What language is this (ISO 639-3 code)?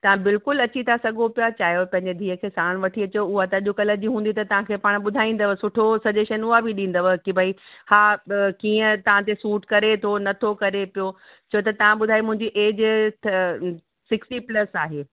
snd